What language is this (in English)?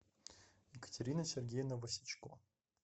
Russian